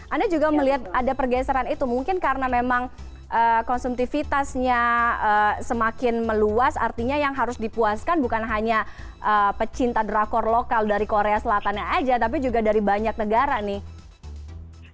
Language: Indonesian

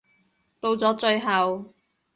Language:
Cantonese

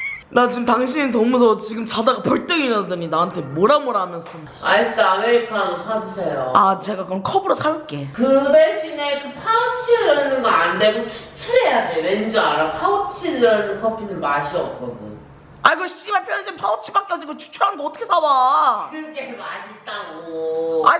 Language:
Korean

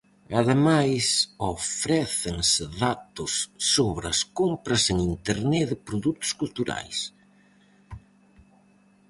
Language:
Galician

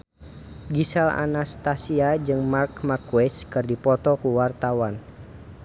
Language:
Sundanese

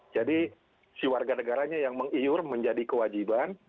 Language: Indonesian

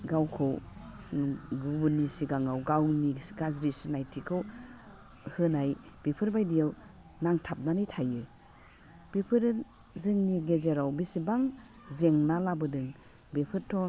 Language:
Bodo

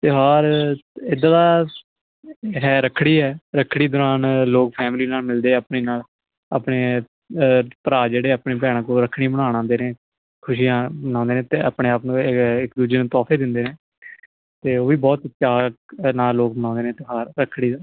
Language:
Punjabi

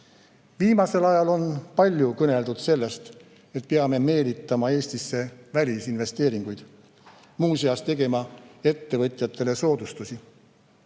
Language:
Estonian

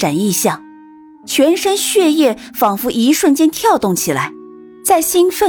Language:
Chinese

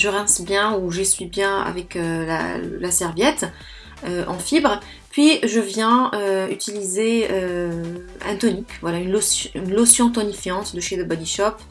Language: French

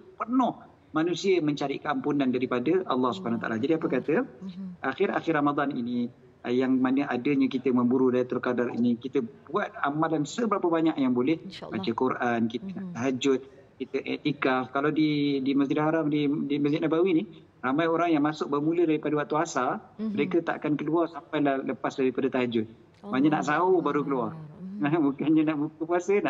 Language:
Malay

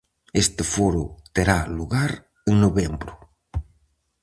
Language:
Galician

